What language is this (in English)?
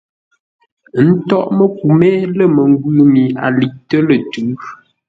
Ngombale